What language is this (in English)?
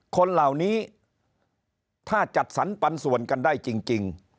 Thai